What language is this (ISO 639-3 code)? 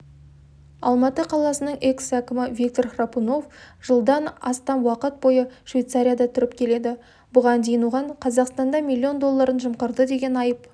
kaz